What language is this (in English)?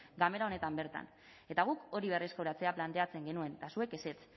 Basque